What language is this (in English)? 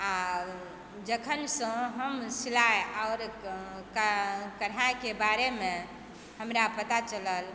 Maithili